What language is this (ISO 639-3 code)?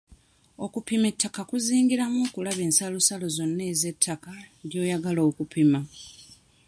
lug